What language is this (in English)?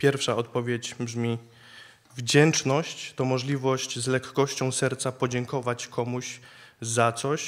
Polish